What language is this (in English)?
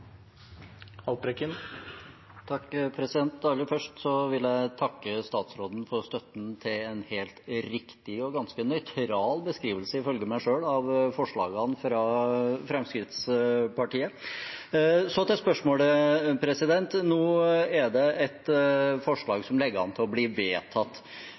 Norwegian